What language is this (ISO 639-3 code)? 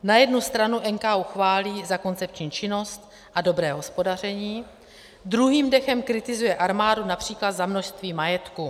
ces